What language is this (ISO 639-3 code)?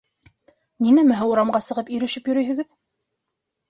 bak